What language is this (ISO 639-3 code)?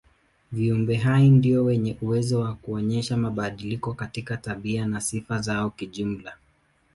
swa